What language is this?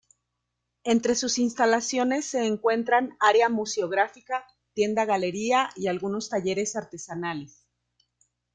Spanish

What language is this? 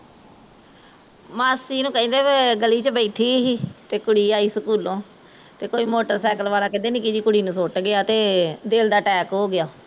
Punjabi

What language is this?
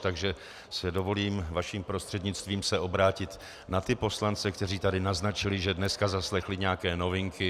Czech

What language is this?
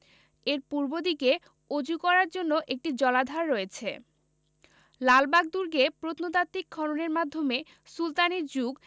Bangla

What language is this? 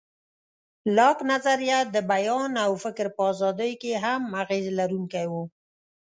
Pashto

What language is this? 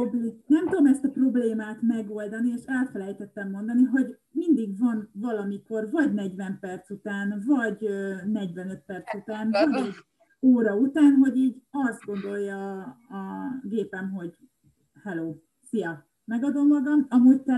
Hungarian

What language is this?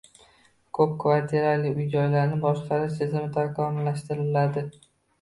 Uzbek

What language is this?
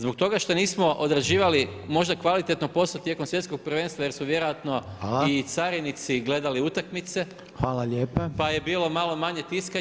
Croatian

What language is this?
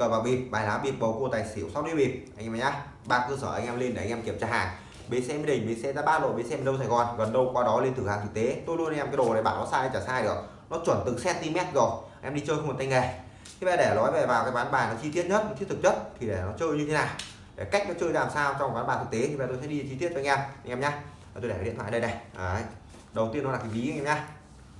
Vietnamese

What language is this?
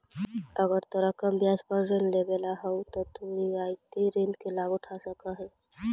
Magahi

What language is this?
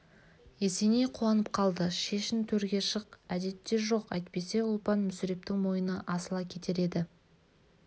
Kazakh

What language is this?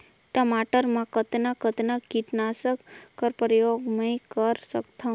Chhattisgarhi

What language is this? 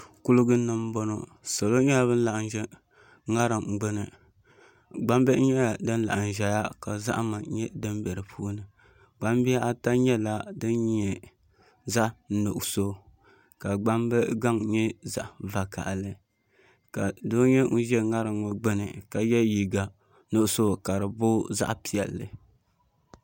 Dagbani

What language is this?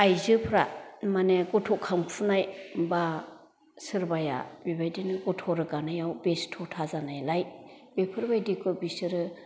Bodo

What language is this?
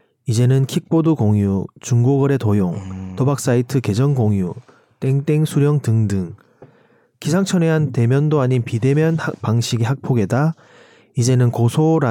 Korean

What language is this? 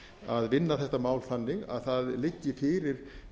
Icelandic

